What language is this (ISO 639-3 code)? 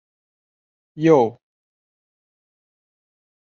zho